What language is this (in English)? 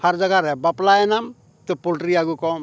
Santali